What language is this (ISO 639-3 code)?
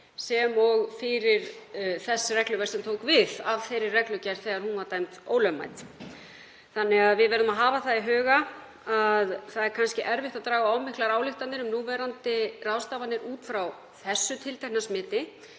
isl